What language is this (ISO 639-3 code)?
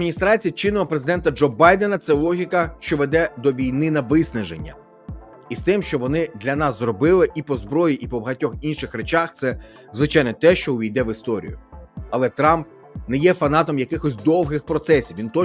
ukr